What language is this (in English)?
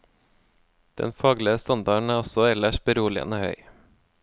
Norwegian